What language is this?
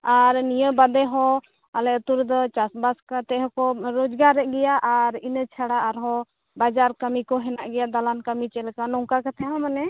Santali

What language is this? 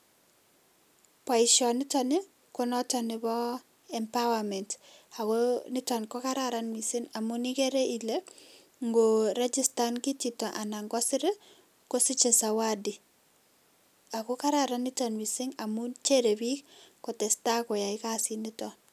Kalenjin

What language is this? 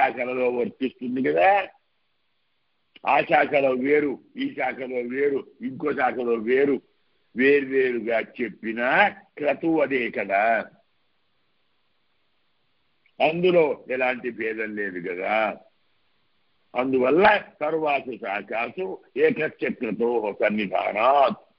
Arabic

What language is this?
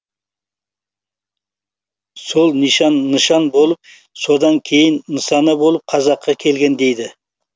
Kazakh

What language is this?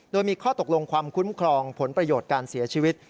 Thai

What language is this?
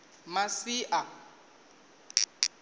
Venda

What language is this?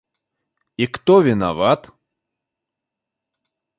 Russian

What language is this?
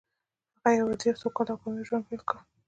Pashto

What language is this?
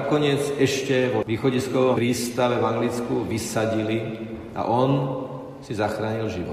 Slovak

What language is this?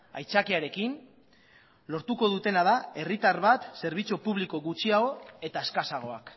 Basque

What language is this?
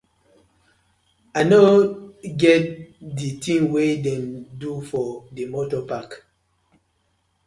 Nigerian Pidgin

